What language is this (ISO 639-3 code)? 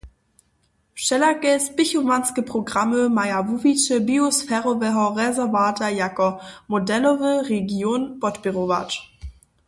hsb